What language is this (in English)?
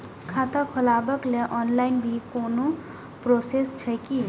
Maithili